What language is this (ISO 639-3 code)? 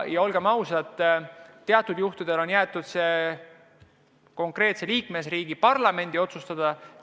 est